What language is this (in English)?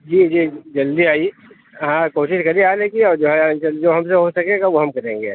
Urdu